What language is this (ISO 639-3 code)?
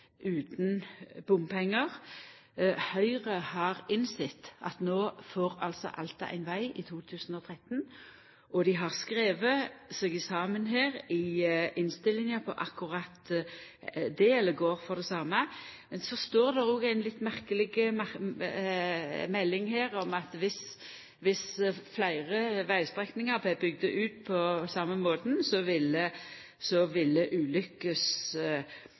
nno